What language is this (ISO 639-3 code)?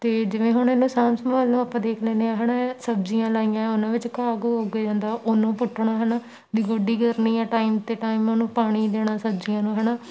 pan